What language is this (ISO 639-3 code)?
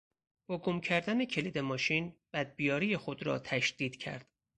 fas